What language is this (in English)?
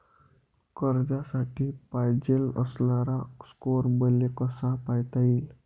Marathi